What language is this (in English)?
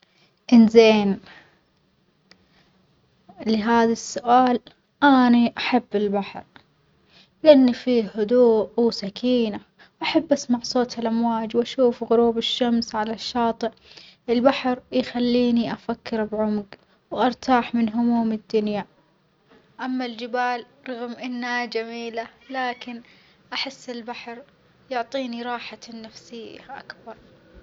Omani Arabic